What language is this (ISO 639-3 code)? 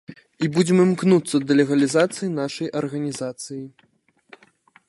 bel